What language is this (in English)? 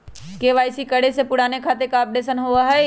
Magahi